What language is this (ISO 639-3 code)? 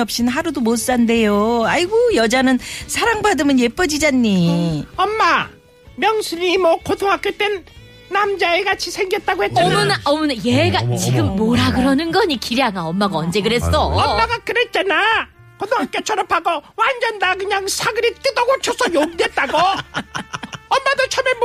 kor